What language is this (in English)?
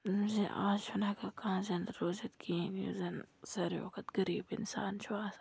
Kashmiri